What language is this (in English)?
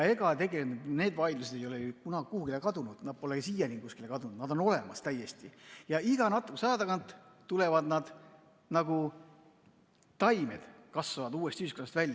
Estonian